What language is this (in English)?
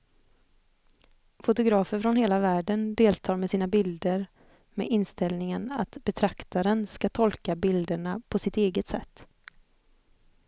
Swedish